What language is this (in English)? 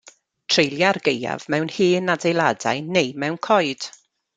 Welsh